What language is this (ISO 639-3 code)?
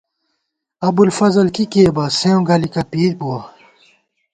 gwt